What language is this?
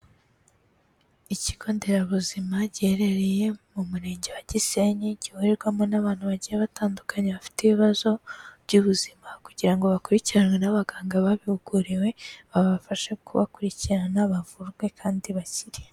Kinyarwanda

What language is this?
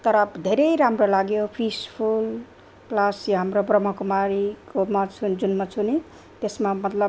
Nepali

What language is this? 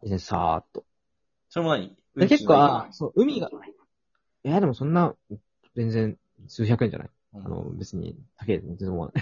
Japanese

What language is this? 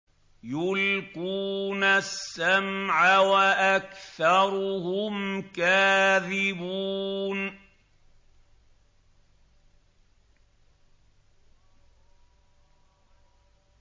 Arabic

